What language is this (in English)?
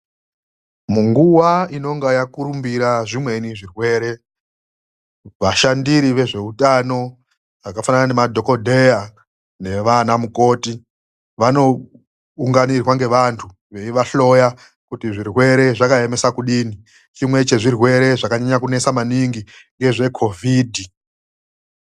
Ndau